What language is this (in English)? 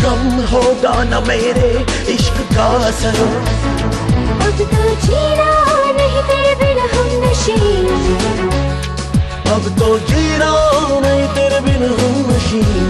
Romanian